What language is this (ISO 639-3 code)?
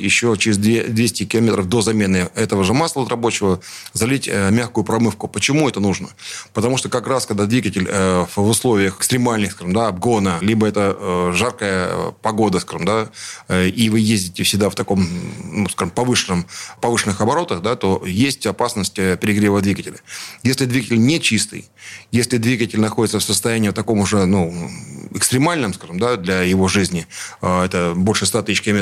rus